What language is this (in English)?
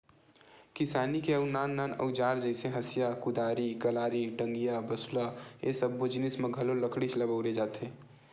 Chhattisgarhi